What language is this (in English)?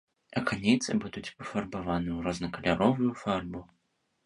Belarusian